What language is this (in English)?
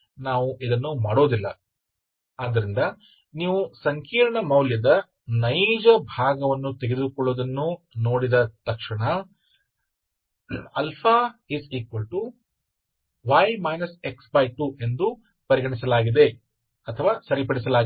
Kannada